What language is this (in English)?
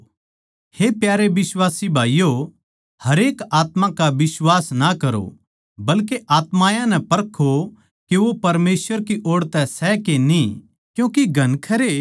Haryanvi